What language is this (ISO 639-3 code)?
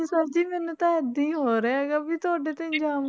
pan